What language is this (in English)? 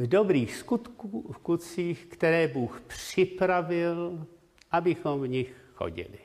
Czech